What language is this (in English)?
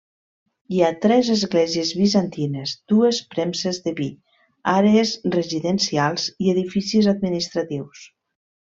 Catalan